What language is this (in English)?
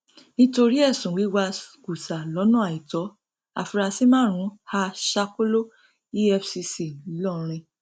Yoruba